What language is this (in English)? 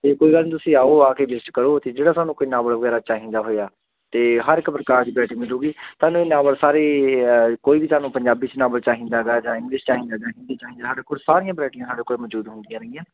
Punjabi